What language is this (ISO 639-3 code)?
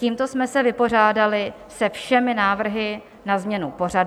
ces